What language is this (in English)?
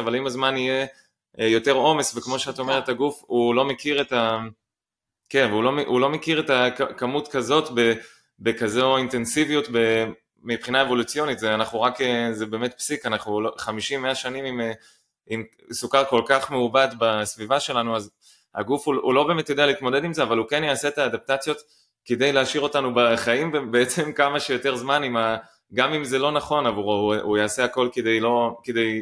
Hebrew